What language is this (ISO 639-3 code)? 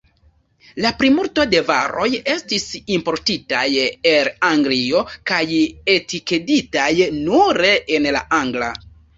epo